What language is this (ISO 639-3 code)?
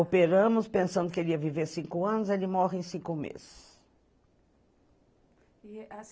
por